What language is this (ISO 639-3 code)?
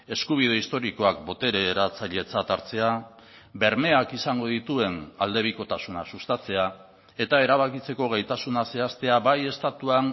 eus